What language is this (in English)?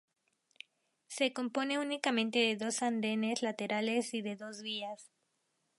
Spanish